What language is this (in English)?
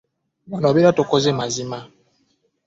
Ganda